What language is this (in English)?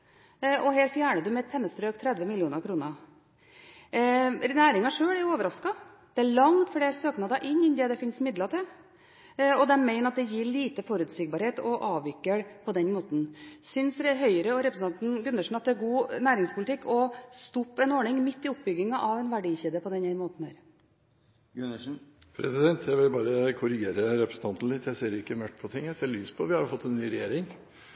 Norwegian Bokmål